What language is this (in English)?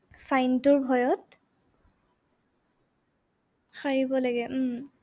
Assamese